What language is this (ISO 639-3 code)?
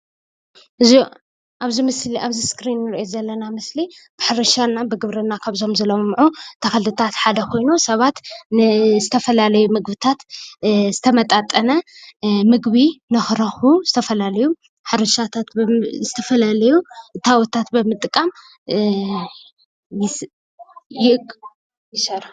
tir